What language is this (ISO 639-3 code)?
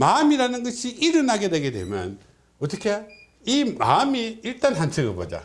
kor